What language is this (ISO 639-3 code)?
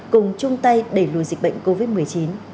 vie